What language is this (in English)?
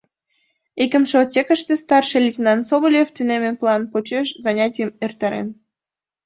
Mari